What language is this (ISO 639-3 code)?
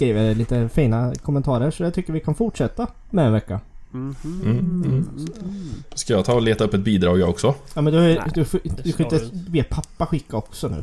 swe